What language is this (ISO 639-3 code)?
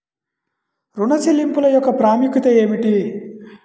tel